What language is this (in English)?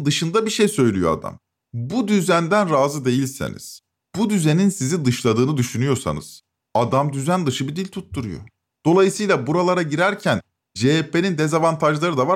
Turkish